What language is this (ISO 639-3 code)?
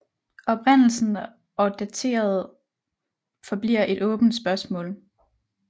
dan